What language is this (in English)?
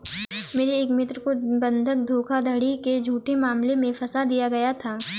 Hindi